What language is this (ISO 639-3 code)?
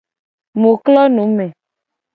gej